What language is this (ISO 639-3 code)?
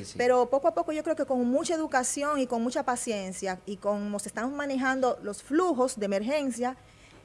spa